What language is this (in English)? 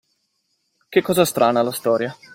Italian